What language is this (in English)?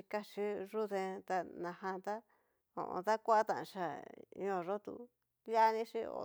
Cacaloxtepec Mixtec